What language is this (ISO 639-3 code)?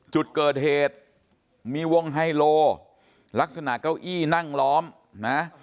tha